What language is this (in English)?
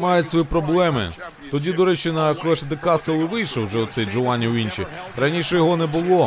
Ukrainian